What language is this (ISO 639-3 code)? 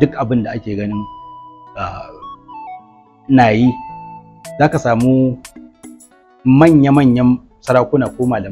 ara